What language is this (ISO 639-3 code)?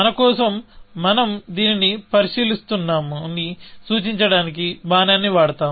tel